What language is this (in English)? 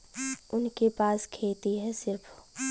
Bhojpuri